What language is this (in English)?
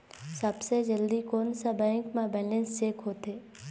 Chhattisgarhi